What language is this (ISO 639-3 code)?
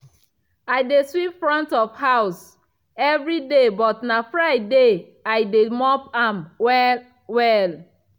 pcm